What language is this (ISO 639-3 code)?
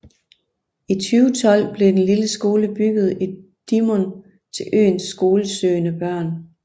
dan